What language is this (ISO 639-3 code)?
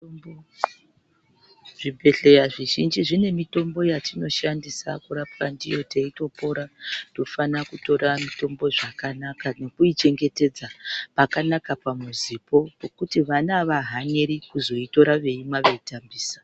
ndc